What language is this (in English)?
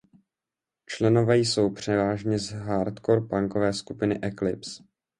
Czech